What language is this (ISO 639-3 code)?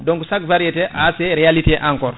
ful